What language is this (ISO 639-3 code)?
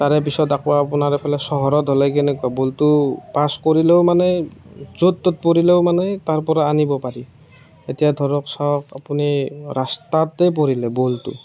asm